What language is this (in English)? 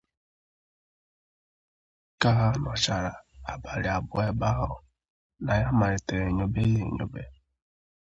Igbo